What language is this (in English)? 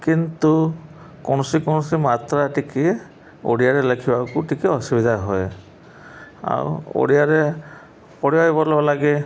Odia